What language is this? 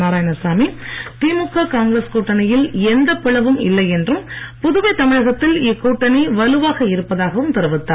Tamil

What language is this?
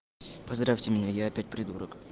Russian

